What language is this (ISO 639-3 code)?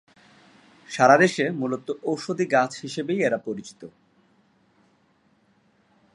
ben